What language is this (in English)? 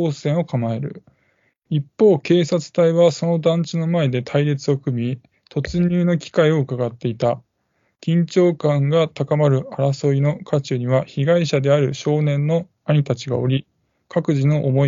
Japanese